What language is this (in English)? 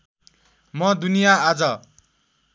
Nepali